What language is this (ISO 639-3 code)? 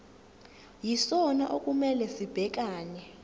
zul